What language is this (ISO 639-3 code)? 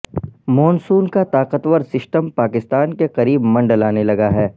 urd